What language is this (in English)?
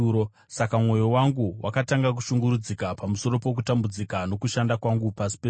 Shona